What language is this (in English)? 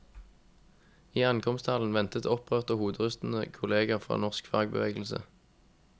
Norwegian